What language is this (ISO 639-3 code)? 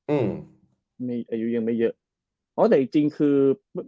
tha